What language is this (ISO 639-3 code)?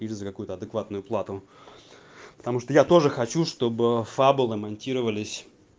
rus